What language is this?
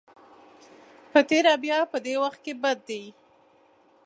Pashto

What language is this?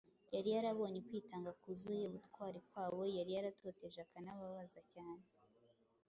Kinyarwanda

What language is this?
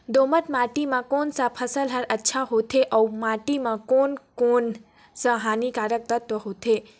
Chhattisgarhi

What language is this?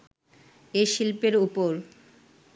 Bangla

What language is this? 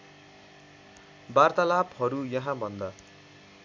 Nepali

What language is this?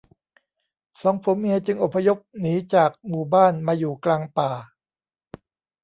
Thai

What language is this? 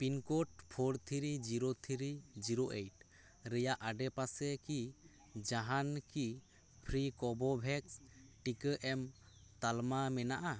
Santali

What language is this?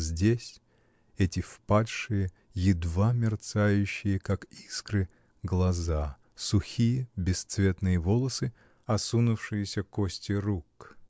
Russian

